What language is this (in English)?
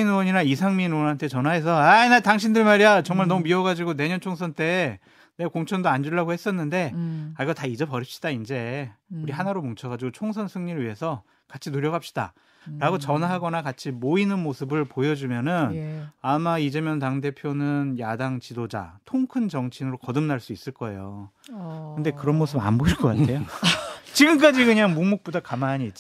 Korean